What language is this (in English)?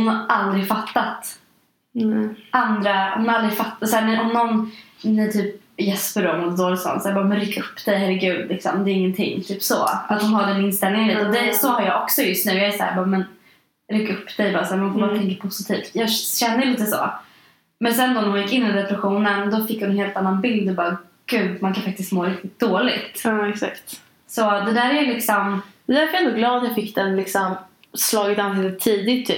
Swedish